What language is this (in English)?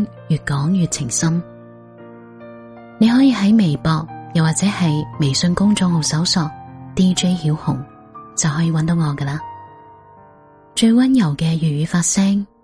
Chinese